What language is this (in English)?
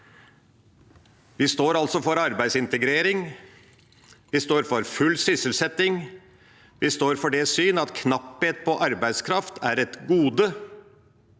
Norwegian